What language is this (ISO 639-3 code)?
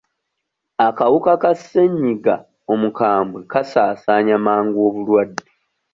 lug